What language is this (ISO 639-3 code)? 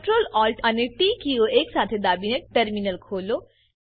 guj